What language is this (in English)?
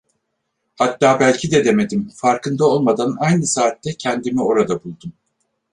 Turkish